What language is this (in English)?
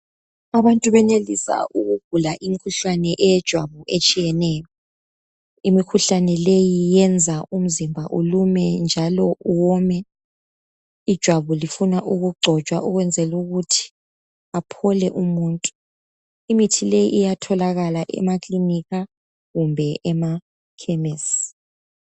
North Ndebele